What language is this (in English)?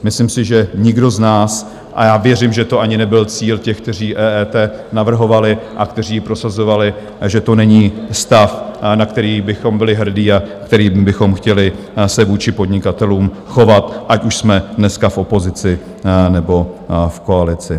Czech